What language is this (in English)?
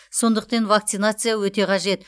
Kazakh